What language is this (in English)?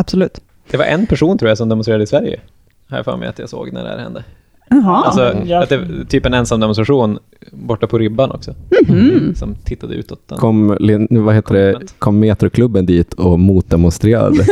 Swedish